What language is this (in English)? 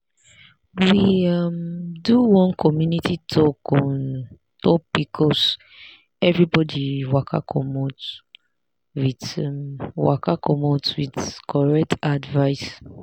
Nigerian Pidgin